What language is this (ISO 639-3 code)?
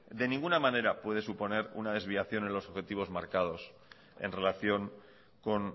spa